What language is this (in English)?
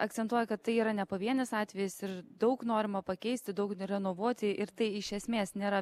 Lithuanian